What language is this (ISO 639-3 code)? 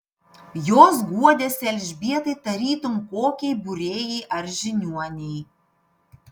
lit